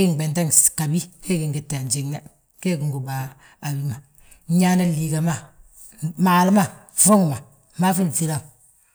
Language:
Balanta-Ganja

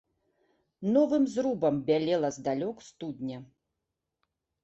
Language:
Belarusian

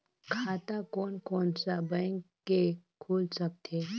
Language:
Chhattisgarhi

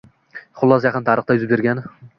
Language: Uzbek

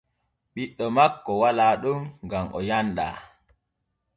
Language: Borgu Fulfulde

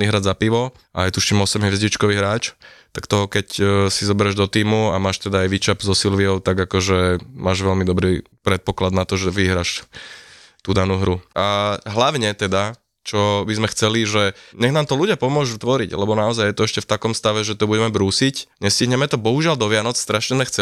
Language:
Slovak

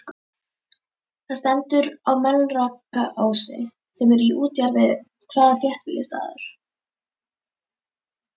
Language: Icelandic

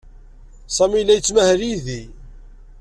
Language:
Kabyle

